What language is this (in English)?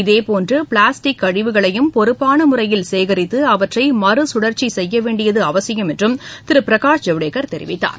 Tamil